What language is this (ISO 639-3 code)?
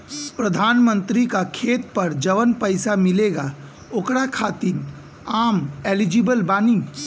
bho